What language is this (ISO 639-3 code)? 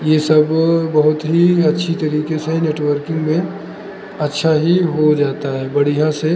hin